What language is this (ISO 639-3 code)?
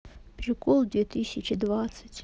rus